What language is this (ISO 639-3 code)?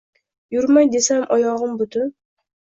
uzb